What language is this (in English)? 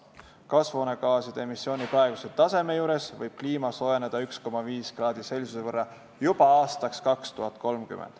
Estonian